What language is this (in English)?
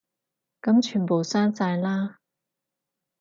Cantonese